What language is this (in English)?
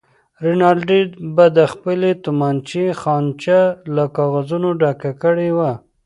Pashto